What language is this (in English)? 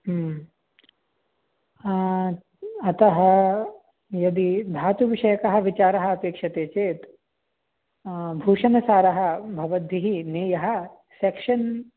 Sanskrit